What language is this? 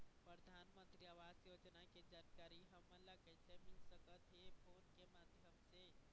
Chhattisgarhi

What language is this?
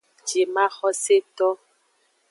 Aja (Benin)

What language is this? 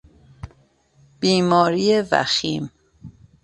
Persian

